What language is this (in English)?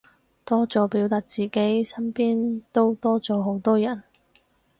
Cantonese